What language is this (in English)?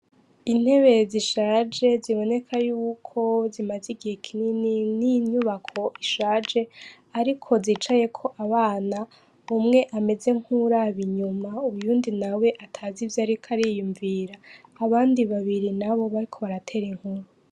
Rundi